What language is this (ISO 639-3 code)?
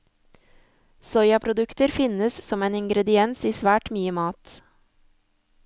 nor